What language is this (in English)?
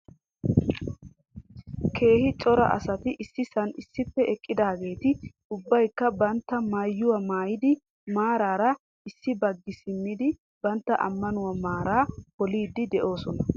Wolaytta